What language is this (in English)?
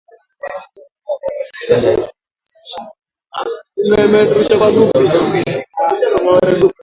Swahili